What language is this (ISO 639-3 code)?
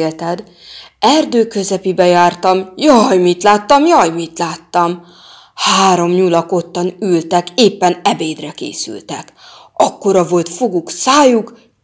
hun